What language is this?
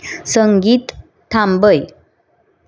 Konkani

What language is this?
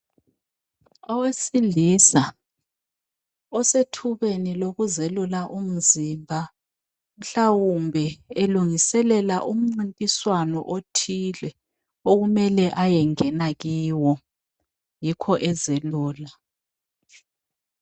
North Ndebele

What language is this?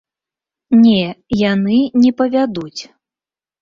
Belarusian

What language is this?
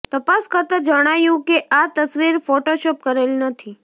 Gujarati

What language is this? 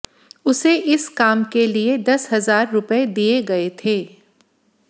Hindi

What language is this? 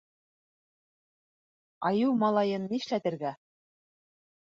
Bashkir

